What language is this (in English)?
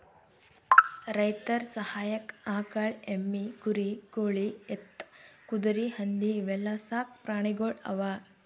Kannada